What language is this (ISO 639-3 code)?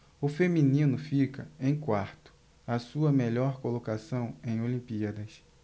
por